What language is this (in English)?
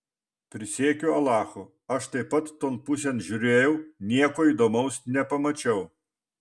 Lithuanian